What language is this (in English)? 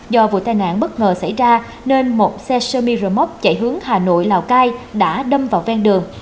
Vietnamese